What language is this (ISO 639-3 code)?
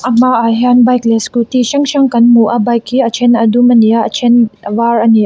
lus